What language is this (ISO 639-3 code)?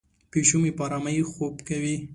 pus